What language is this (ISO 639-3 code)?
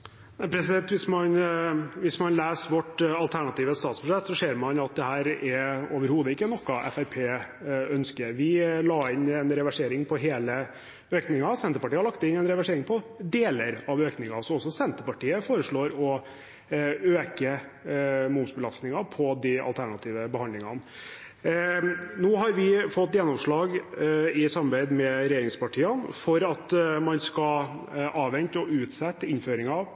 nob